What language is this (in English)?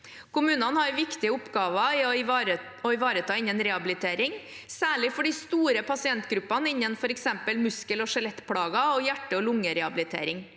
Norwegian